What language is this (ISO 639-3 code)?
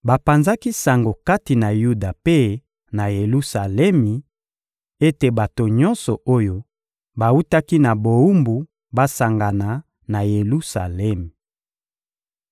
lin